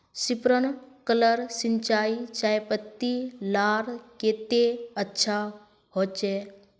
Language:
Magahi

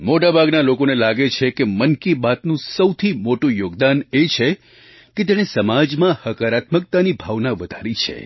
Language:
Gujarati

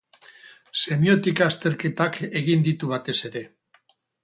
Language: Basque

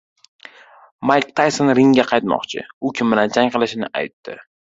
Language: Uzbek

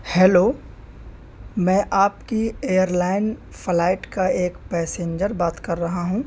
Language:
Urdu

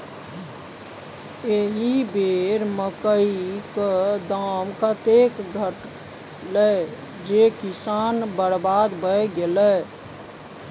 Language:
Maithili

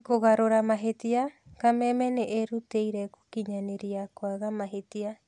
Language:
Kikuyu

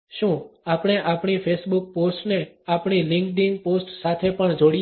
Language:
Gujarati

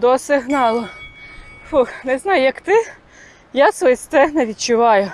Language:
Ukrainian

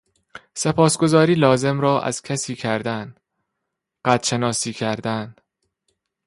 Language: Persian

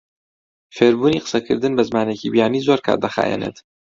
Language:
Central Kurdish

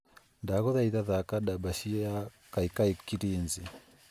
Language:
Kikuyu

